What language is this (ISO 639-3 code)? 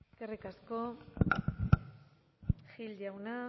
eus